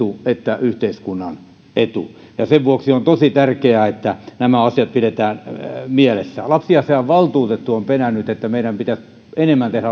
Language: Finnish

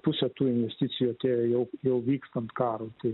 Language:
Lithuanian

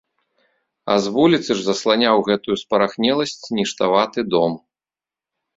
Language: Belarusian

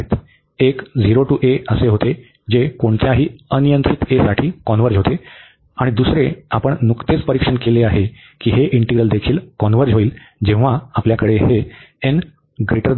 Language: Marathi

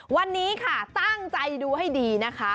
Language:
Thai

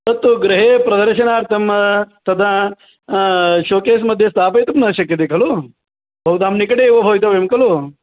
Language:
Sanskrit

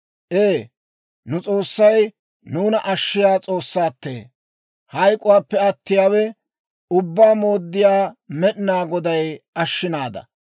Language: Dawro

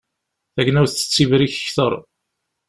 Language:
Kabyle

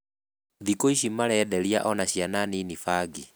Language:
Kikuyu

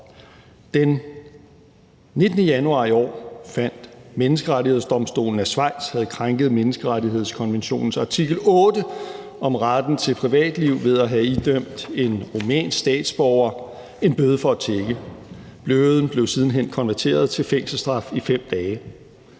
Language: Danish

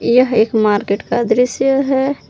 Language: Hindi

